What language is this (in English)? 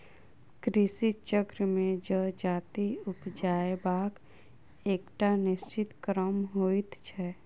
Maithili